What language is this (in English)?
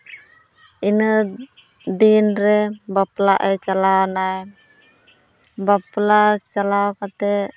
Santali